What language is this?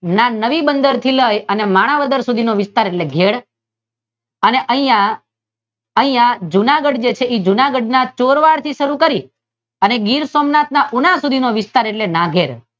Gujarati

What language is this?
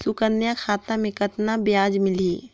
Chhattisgarhi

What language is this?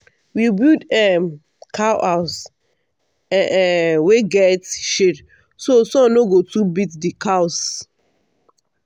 Nigerian Pidgin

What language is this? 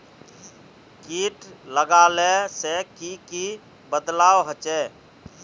Magahi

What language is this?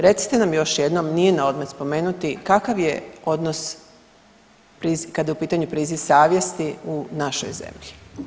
Croatian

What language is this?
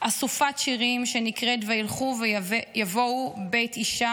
Hebrew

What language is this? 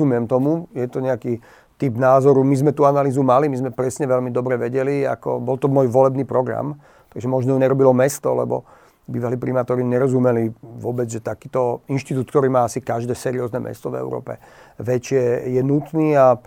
Slovak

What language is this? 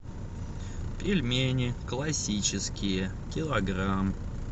Russian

